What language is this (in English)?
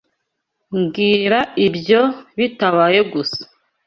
Kinyarwanda